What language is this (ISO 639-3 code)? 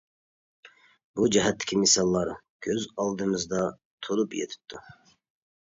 uig